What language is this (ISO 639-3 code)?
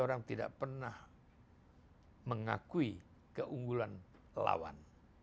ind